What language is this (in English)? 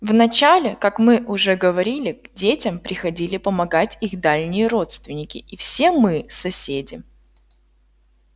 Russian